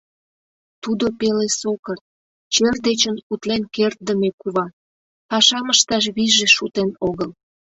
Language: Mari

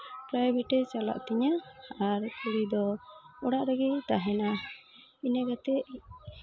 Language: Santali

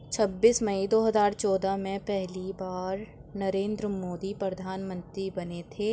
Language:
Urdu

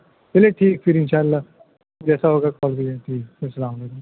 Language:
Urdu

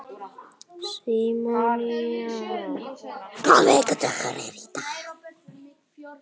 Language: Icelandic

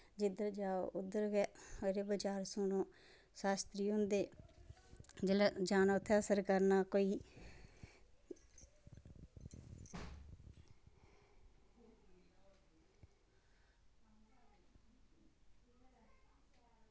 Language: Dogri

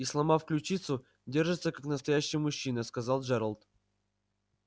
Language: Russian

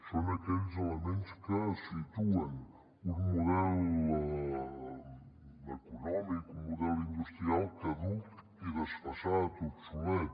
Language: Catalan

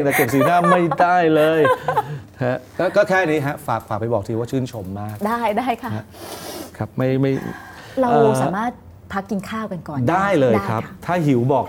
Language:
Thai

